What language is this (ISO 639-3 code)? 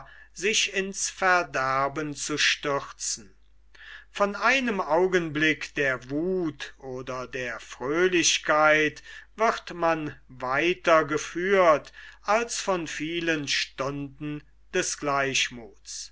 deu